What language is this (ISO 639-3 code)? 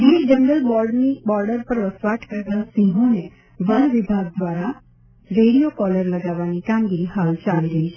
guj